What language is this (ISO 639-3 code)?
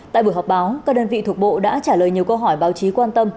vie